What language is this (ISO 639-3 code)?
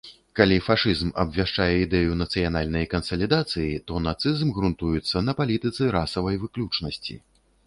bel